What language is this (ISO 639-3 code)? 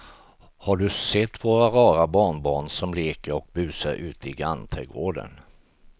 swe